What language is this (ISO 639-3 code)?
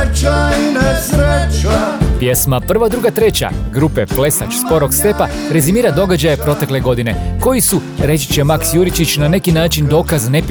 hrv